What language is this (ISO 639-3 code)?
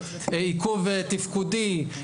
heb